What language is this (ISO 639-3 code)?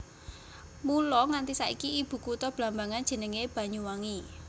jav